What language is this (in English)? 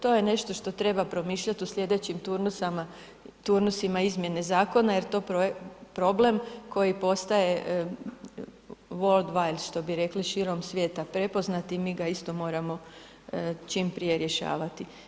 Croatian